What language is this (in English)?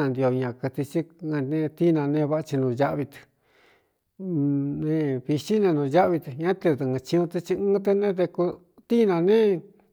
Cuyamecalco Mixtec